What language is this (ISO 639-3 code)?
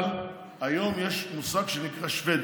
heb